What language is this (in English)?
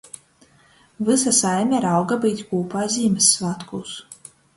Latgalian